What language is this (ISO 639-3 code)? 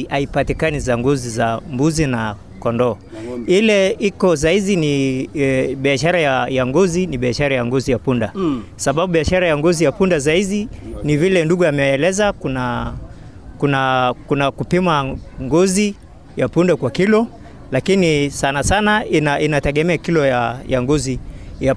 swa